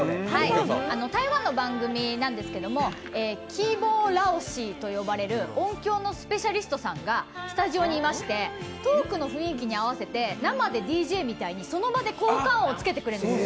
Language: Japanese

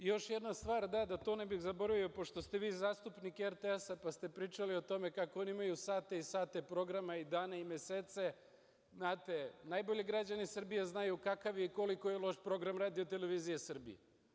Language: Serbian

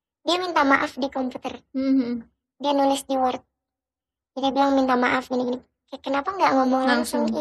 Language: Indonesian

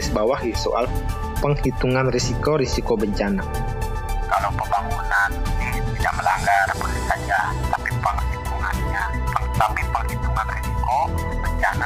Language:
Indonesian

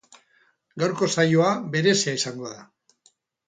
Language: Basque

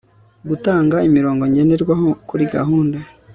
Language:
Kinyarwanda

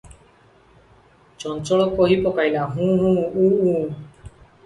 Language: Odia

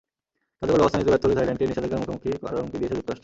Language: Bangla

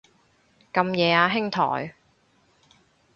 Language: Cantonese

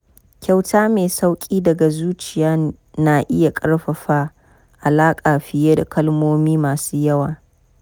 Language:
Hausa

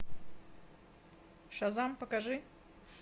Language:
Russian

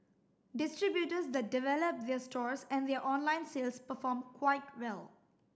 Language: English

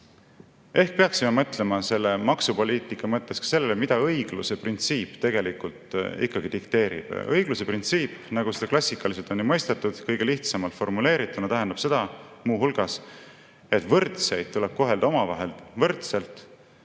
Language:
Estonian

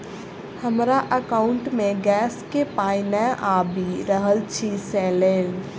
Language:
Maithili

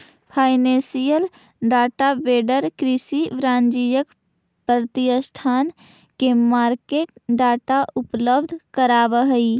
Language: Magahi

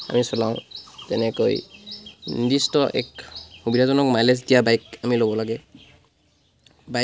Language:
Assamese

